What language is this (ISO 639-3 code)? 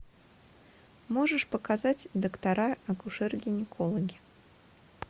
rus